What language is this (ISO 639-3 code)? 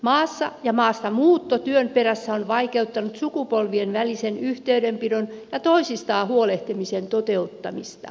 fin